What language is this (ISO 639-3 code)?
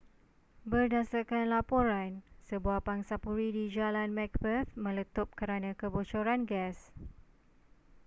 msa